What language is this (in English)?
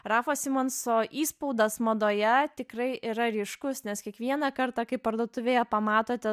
Lithuanian